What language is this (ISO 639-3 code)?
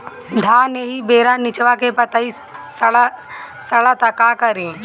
bho